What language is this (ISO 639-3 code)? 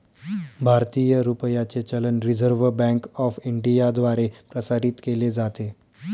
mar